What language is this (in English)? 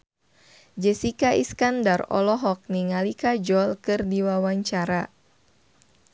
Sundanese